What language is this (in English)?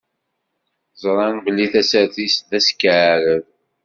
Kabyle